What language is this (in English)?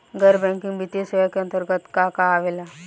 Bhojpuri